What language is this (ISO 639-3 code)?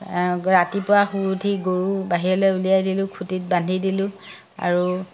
asm